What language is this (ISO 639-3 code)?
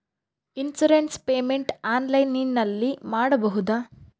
kan